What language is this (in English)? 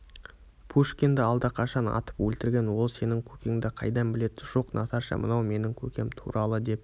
Kazakh